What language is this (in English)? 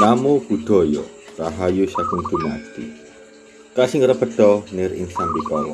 Indonesian